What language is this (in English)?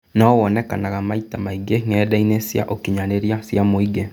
Kikuyu